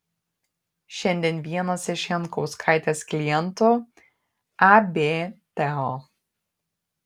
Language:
Lithuanian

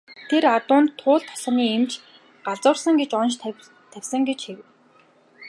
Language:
Mongolian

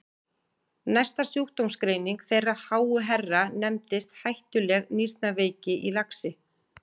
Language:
Icelandic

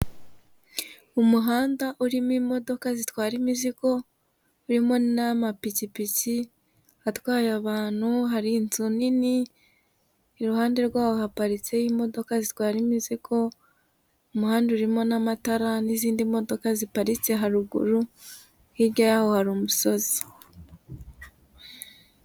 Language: Kinyarwanda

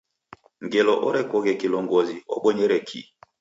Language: Taita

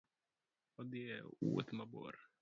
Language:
Luo (Kenya and Tanzania)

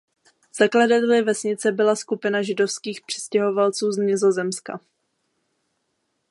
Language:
Czech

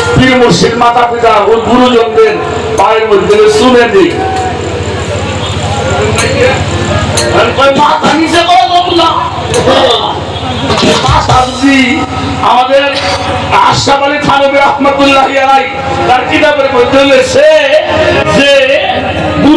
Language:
Bangla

